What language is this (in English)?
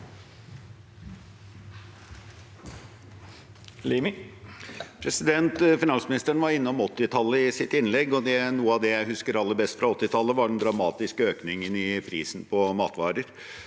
Norwegian